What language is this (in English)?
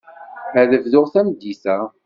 Kabyle